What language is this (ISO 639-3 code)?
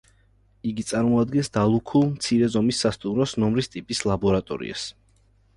kat